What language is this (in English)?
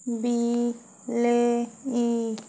Odia